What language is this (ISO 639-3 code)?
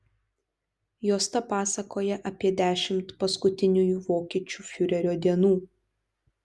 lit